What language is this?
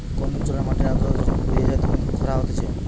Bangla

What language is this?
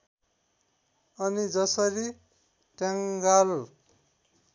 Nepali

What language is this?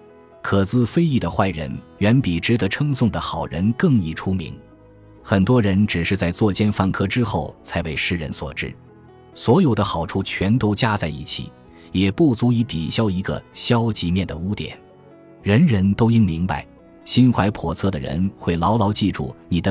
Chinese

